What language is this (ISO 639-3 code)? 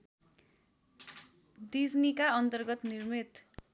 nep